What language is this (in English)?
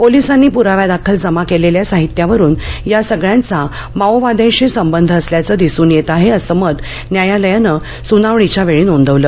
Marathi